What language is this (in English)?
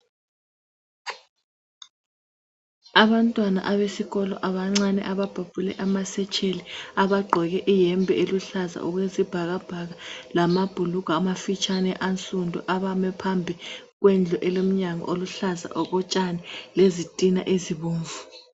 North Ndebele